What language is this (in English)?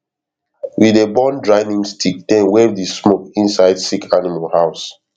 Nigerian Pidgin